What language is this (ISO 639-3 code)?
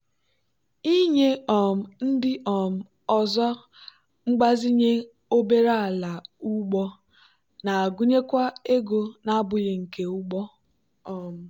ibo